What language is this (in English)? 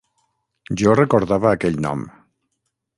Catalan